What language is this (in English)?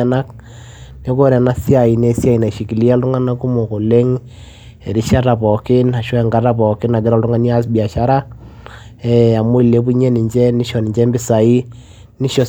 Masai